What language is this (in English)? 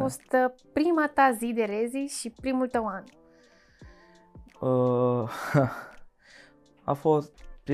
Romanian